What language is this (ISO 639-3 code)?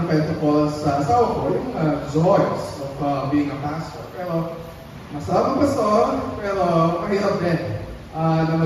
fil